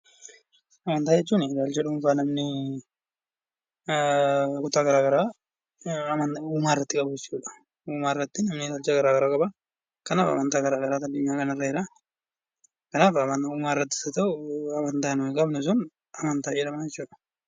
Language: Oromo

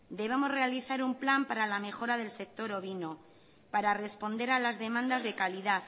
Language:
Spanish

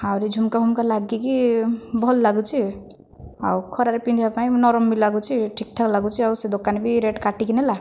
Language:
Odia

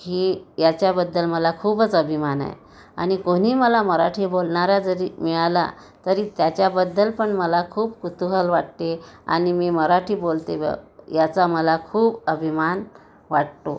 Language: Marathi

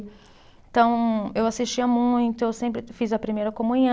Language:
Portuguese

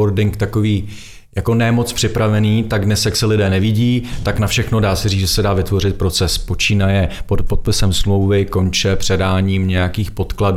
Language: Czech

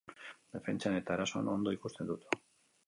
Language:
Basque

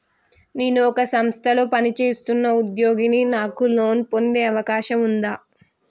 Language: Telugu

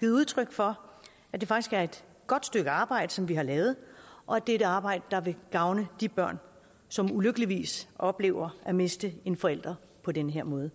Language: Danish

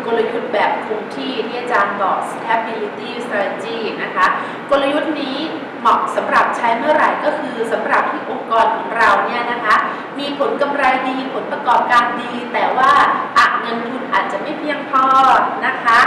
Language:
Thai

